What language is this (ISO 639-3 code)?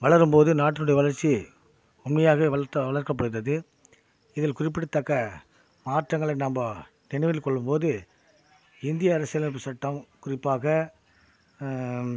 tam